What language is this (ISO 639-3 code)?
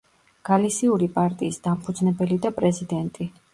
kat